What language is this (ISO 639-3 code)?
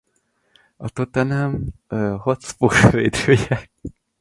hun